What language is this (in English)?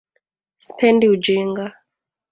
Swahili